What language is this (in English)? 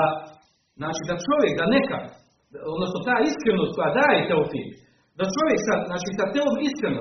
Croatian